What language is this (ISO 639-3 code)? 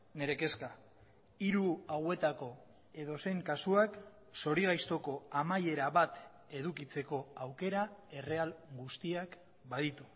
eus